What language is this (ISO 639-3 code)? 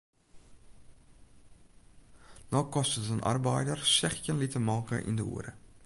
fry